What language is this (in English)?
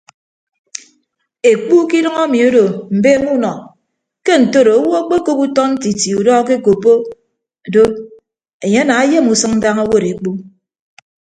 Ibibio